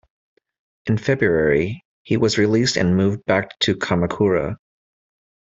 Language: English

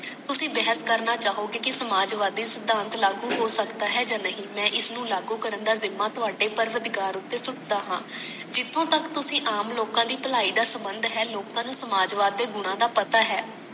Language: Punjabi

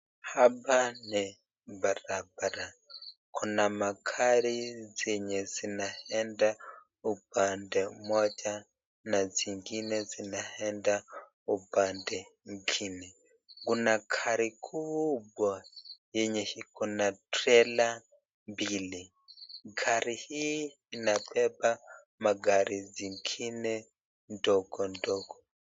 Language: Swahili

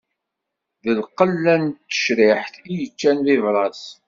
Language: Kabyle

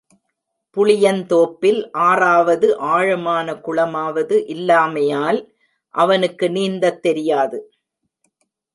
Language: Tamil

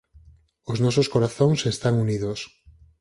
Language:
Galician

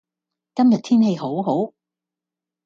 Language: Cantonese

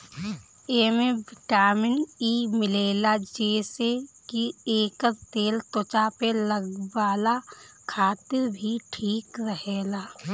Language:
Bhojpuri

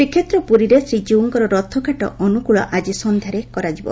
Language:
Odia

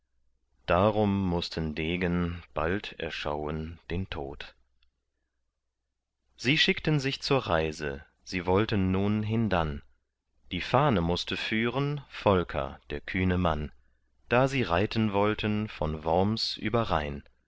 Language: German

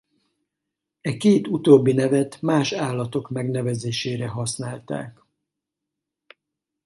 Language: Hungarian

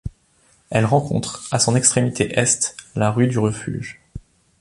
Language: French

